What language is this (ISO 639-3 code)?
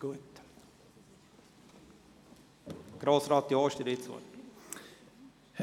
gsw